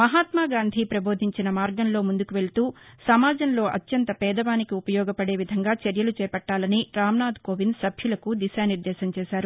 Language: Telugu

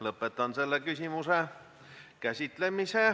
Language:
Estonian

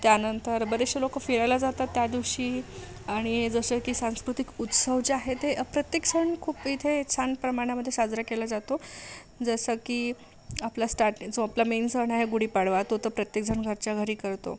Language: Marathi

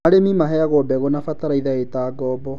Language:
Kikuyu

